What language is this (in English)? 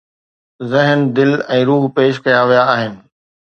Sindhi